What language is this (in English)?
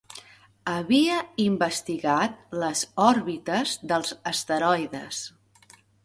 Catalan